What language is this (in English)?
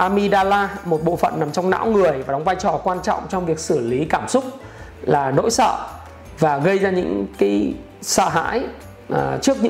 Vietnamese